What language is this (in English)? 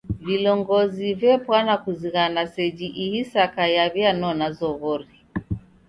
Taita